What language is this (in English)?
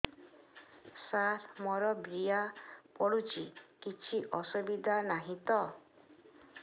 Odia